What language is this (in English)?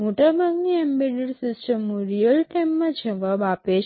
Gujarati